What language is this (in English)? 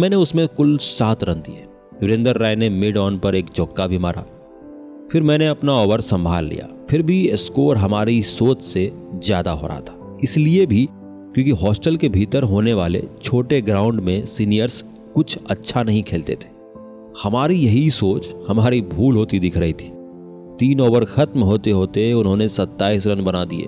Hindi